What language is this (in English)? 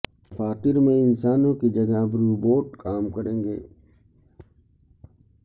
Urdu